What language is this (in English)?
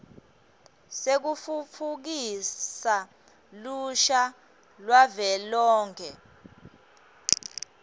Swati